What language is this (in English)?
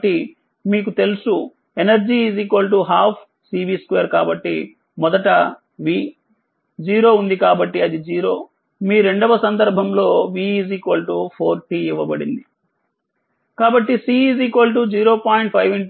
Telugu